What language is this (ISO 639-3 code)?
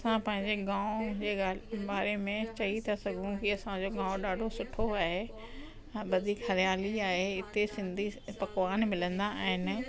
snd